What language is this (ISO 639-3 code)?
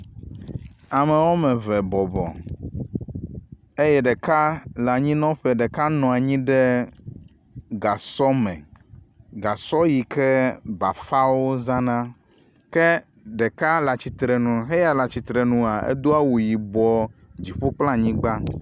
ewe